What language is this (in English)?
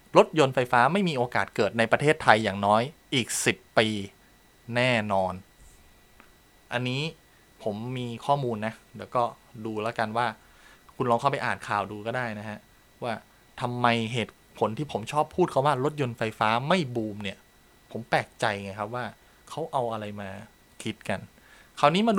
Thai